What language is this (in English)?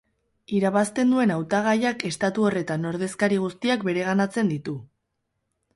Basque